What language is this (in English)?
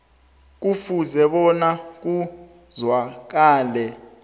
South Ndebele